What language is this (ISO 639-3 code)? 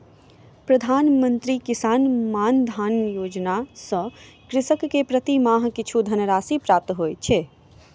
mai